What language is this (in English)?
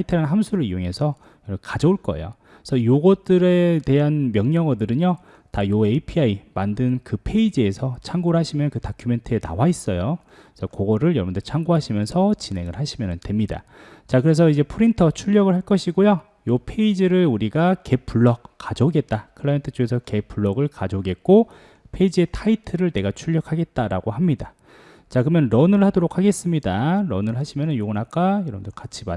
Korean